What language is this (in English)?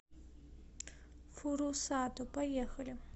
Russian